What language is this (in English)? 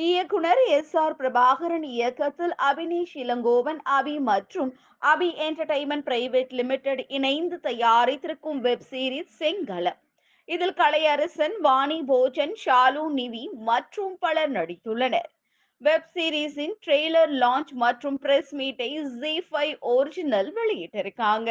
Tamil